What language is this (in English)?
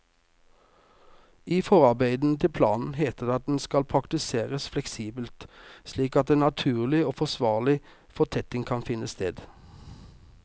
Norwegian